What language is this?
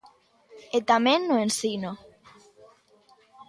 Galician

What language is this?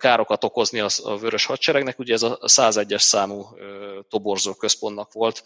Hungarian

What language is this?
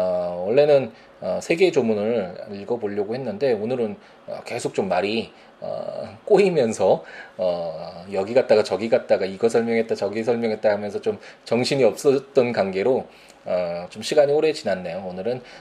Korean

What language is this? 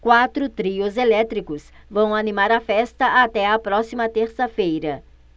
Portuguese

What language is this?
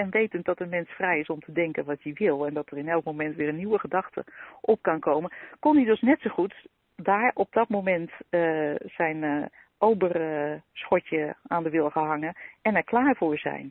Dutch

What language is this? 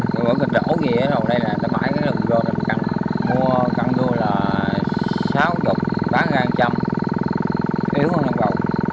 Vietnamese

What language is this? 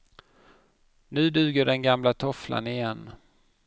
Swedish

